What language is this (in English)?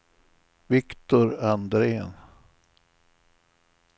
Swedish